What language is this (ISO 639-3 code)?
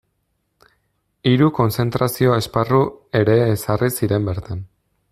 eus